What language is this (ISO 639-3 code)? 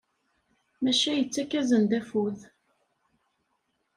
kab